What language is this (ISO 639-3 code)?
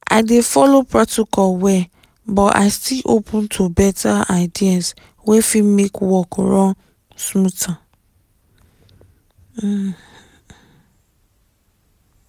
pcm